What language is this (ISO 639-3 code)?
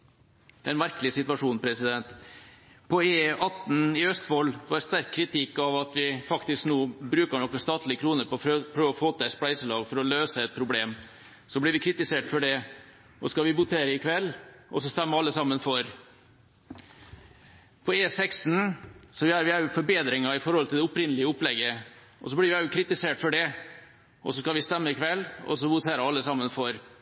nob